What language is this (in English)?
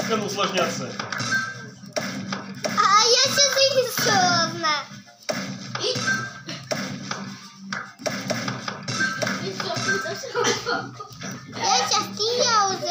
Russian